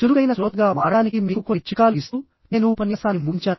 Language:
Telugu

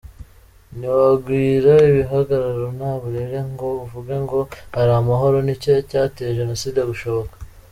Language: Kinyarwanda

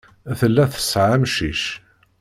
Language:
Kabyle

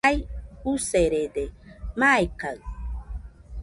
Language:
Nüpode Huitoto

